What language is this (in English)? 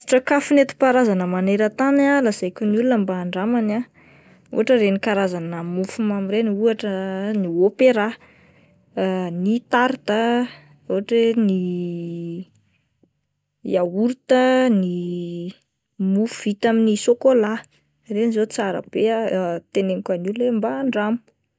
Malagasy